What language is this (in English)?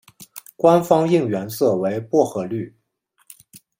Chinese